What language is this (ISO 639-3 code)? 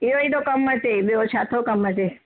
snd